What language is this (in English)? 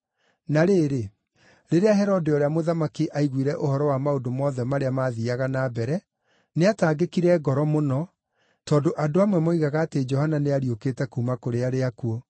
Kikuyu